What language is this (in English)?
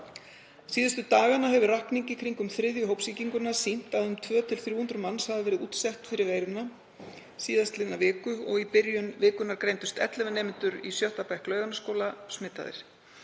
Icelandic